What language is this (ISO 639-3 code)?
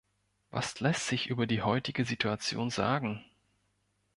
deu